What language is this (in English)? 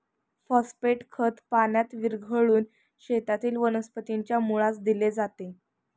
Marathi